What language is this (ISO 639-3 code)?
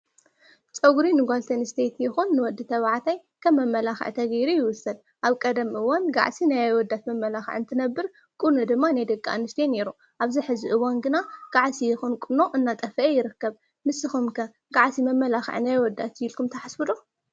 tir